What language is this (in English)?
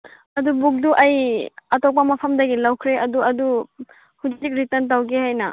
Manipuri